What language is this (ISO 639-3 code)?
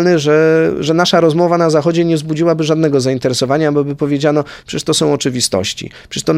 pol